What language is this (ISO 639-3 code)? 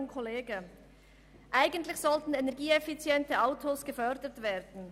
gsw